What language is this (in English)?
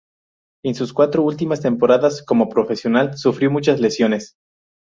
Spanish